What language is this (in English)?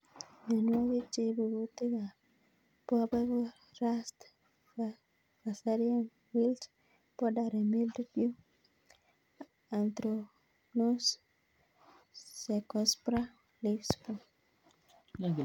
Kalenjin